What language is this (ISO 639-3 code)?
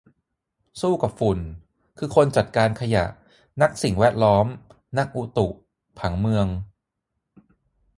tha